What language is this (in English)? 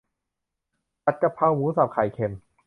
Thai